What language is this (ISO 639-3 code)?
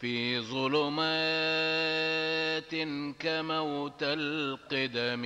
ara